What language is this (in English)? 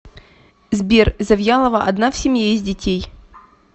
Russian